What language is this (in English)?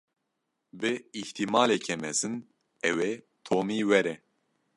Kurdish